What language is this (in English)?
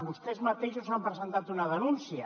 Catalan